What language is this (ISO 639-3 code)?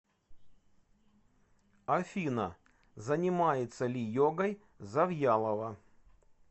rus